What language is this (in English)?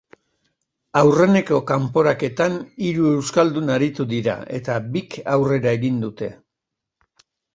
Basque